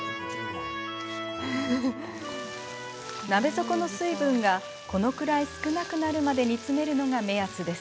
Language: Japanese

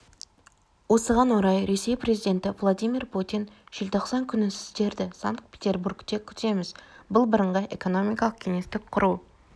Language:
Kazakh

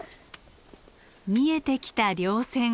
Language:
Japanese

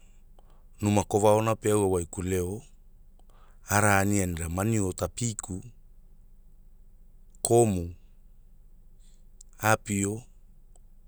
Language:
Hula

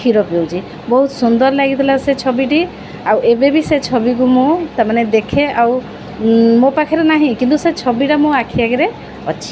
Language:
Odia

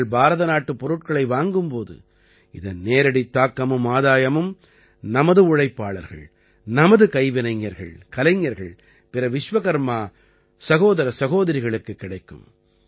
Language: Tamil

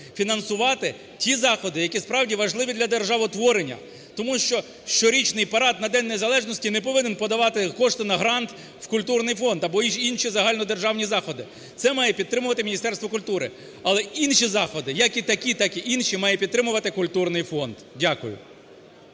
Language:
Ukrainian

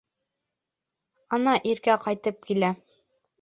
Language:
Bashkir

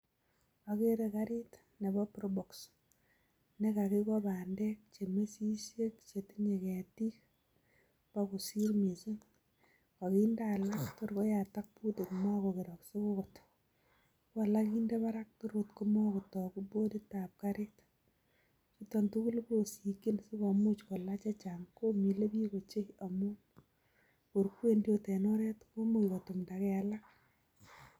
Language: Kalenjin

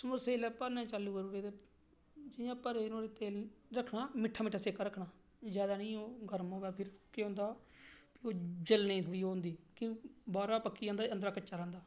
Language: Dogri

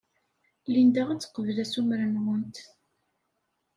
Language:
Kabyle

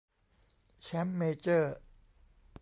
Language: Thai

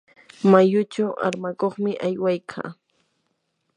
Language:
Yanahuanca Pasco Quechua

